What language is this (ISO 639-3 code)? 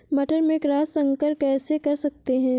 hin